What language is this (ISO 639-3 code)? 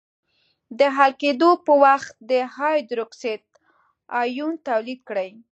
pus